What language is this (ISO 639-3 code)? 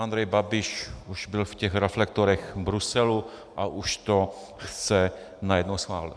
ces